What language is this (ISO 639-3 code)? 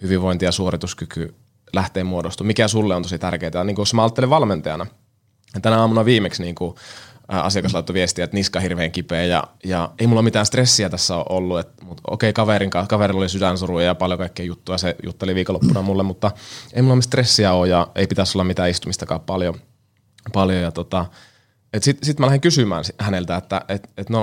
fin